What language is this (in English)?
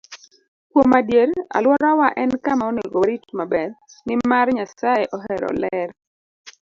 Luo (Kenya and Tanzania)